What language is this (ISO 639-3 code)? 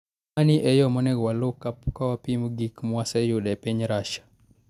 luo